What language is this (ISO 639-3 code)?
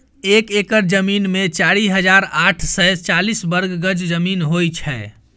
mai